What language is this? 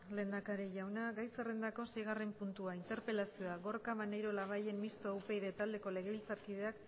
Basque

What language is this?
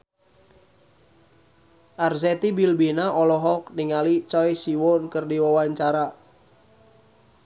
Sundanese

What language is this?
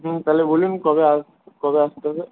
Bangla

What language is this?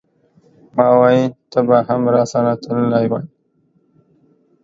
Pashto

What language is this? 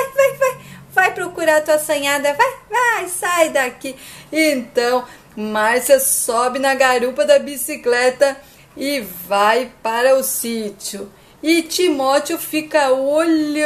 Portuguese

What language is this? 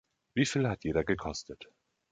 German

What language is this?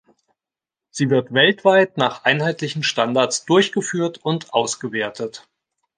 German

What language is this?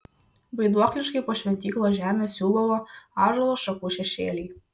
Lithuanian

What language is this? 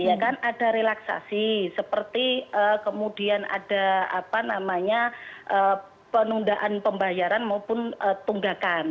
Indonesian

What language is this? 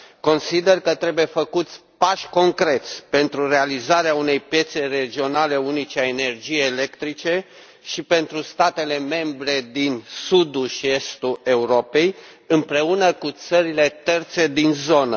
Romanian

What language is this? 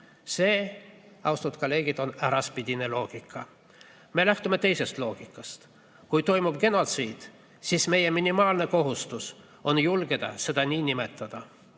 Estonian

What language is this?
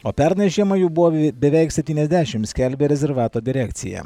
Lithuanian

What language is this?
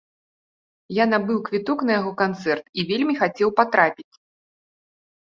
Belarusian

